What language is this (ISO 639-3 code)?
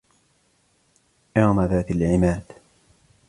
ara